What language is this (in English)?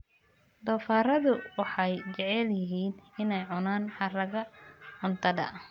Somali